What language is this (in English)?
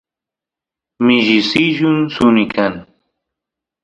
Santiago del Estero Quichua